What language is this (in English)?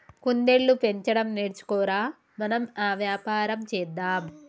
Telugu